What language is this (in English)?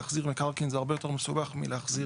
Hebrew